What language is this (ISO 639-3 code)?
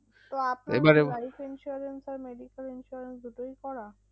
ben